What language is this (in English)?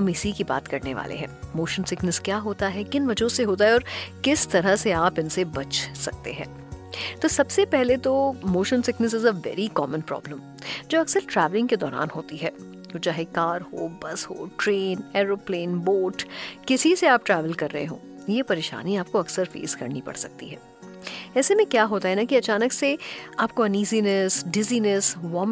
Hindi